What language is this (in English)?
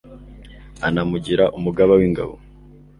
Kinyarwanda